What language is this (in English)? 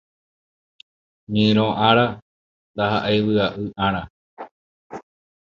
Guarani